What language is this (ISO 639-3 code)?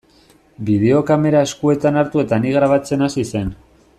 eus